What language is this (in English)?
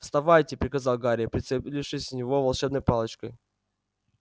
Russian